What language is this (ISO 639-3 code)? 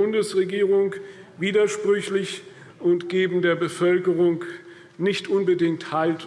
deu